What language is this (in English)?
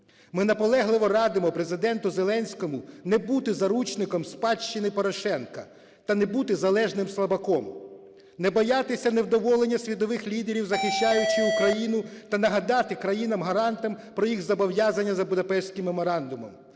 Ukrainian